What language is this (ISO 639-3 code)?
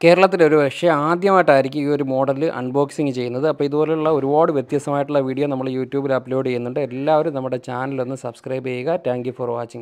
ron